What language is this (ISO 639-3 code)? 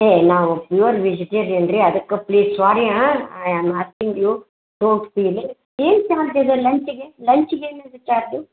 kan